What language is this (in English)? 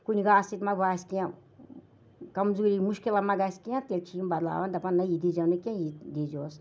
Kashmiri